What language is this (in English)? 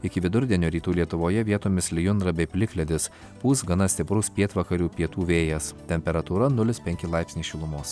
Lithuanian